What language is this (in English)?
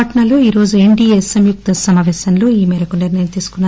Telugu